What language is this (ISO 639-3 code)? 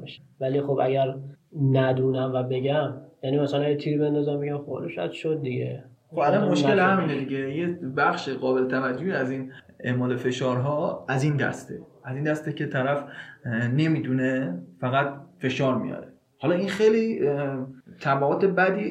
fas